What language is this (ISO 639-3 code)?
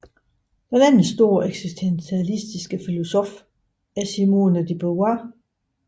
dan